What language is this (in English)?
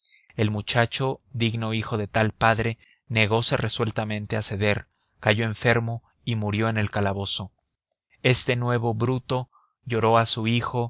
Spanish